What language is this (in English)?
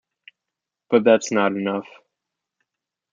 English